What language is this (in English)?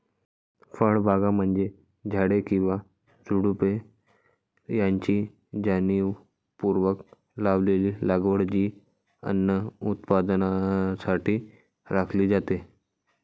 Marathi